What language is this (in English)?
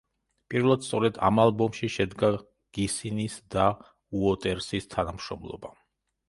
Georgian